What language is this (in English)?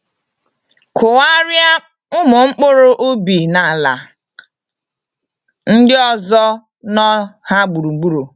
Igbo